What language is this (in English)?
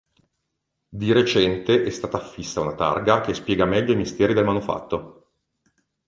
Italian